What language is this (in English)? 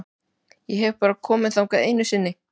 Icelandic